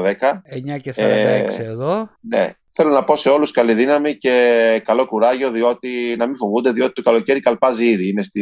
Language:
Greek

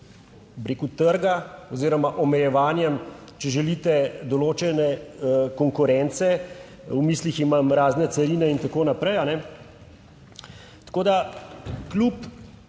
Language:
Slovenian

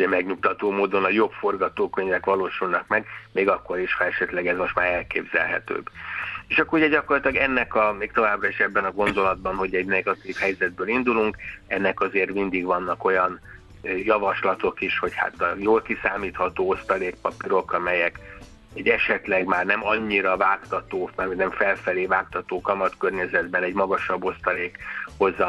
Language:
Hungarian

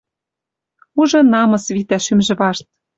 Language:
Western Mari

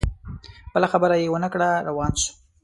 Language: Pashto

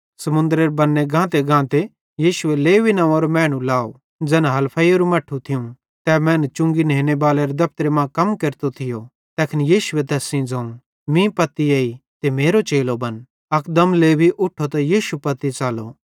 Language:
Bhadrawahi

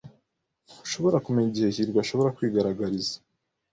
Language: Kinyarwanda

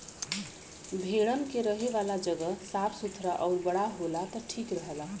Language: Bhojpuri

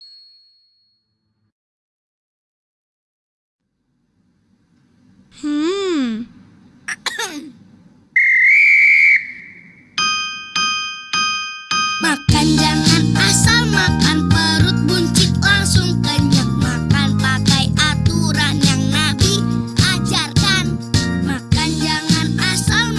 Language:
Indonesian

